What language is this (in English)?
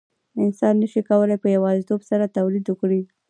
Pashto